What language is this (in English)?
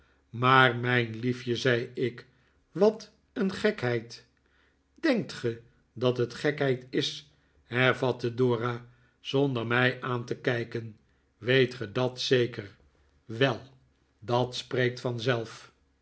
Dutch